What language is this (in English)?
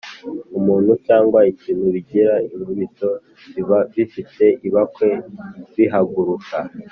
Kinyarwanda